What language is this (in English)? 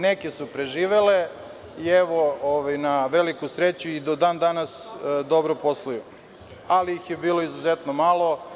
Serbian